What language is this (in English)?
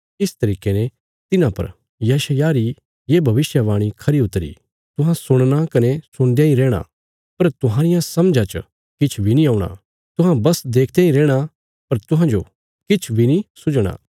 Bilaspuri